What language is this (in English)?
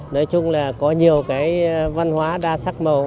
Vietnamese